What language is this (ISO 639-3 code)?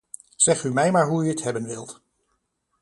nld